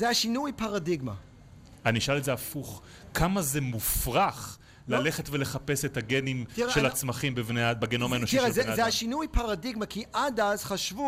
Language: Hebrew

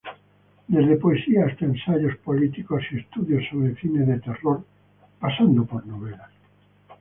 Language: Spanish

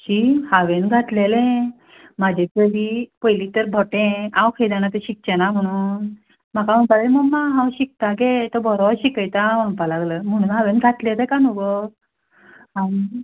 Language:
Konkani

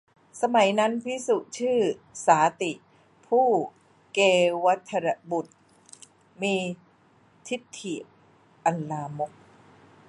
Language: Thai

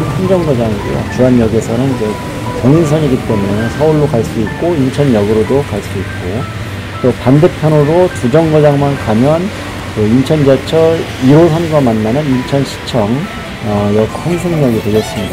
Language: Korean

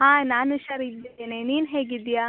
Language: Kannada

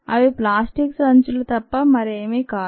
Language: Telugu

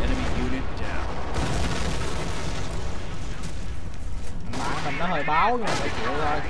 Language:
Vietnamese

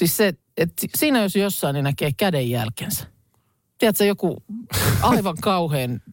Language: Finnish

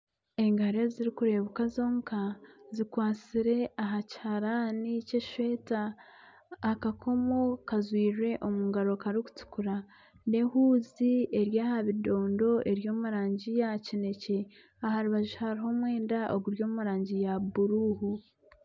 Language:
Nyankole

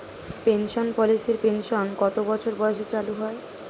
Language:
Bangla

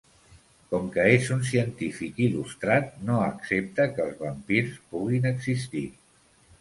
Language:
Catalan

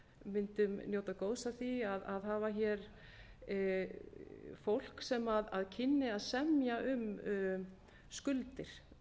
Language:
Icelandic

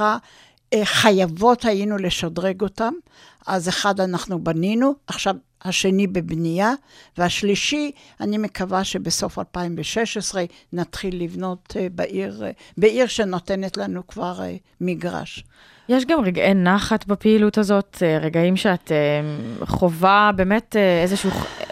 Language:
Hebrew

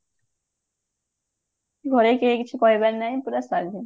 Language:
Odia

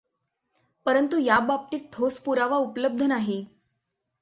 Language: Marathi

